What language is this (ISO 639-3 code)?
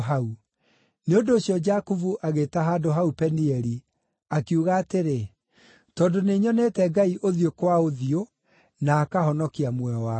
kik